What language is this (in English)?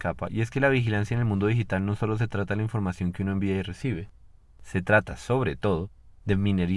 Spanish